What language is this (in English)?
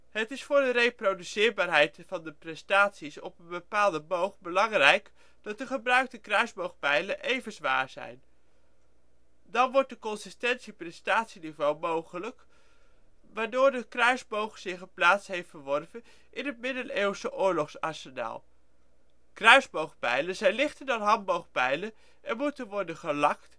Dutch